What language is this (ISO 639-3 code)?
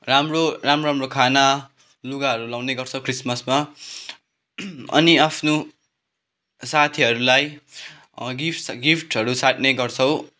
nep